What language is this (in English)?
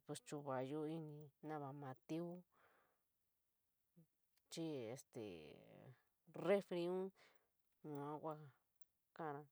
San Miguel El Grande Mixtec